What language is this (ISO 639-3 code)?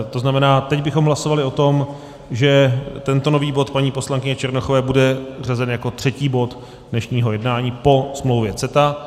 ces